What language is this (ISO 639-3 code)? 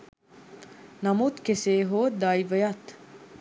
sin